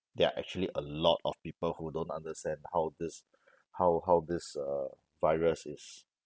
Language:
English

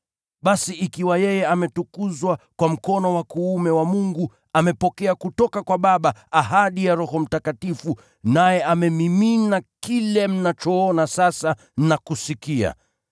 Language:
Swahili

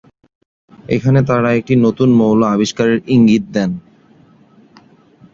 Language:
Bangla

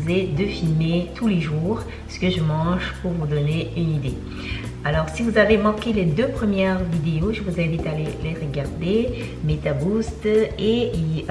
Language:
French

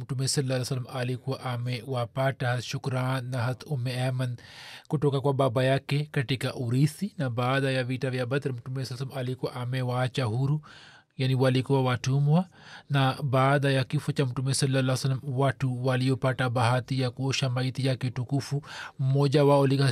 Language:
Swahili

